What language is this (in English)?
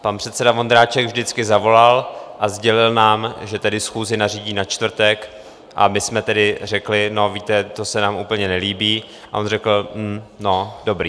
Czech